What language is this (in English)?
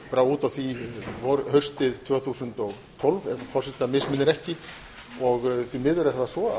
Icelandic